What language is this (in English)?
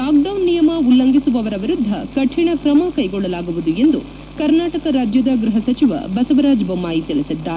Kannada